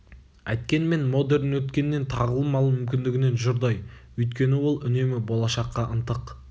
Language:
Kazakh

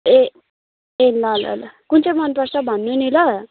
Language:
Nepali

